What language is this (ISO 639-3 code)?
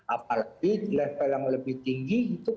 ind